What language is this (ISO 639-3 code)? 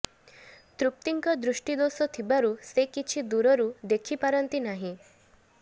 ori